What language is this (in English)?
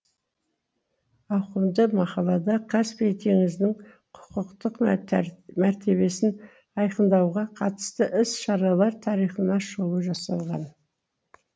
Kazakh